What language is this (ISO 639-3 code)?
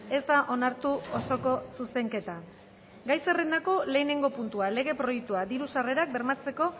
eus